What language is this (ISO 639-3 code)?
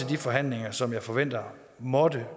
dan